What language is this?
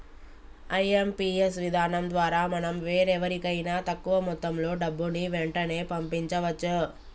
Telugu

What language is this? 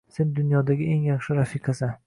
Uzbek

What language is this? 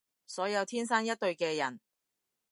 Cantonese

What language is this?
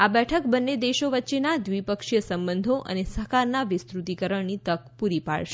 Gujarati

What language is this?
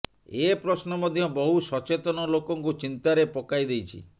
Odia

